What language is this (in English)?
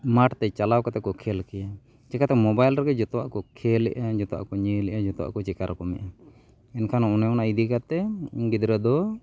Santali